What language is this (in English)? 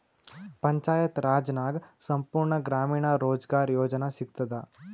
Kannada